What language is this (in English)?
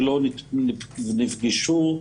Hebrew